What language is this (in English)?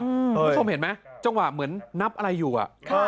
Thai